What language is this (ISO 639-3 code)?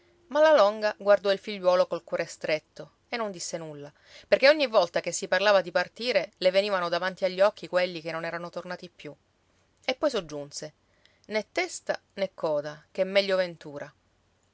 ita